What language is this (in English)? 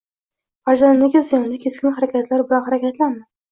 Uzbek